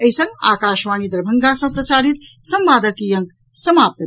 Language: Maithili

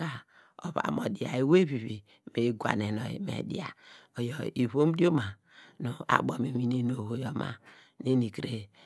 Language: Degema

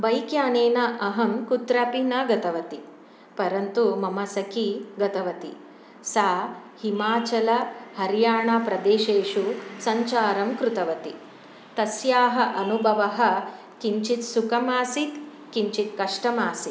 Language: Sanskrit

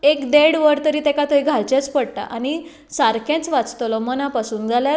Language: Konkani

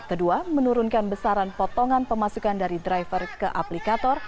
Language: Indonesian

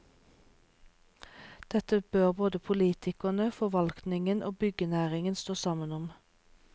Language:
Norwegian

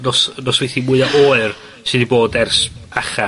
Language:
Welsh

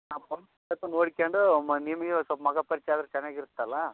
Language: Kannada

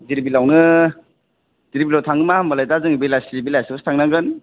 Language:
Bodo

